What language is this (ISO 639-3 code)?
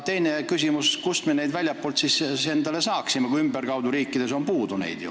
est